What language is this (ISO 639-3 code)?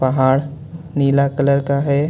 hin